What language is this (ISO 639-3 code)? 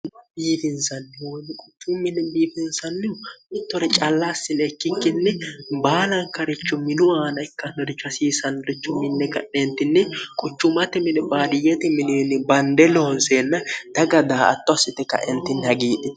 sid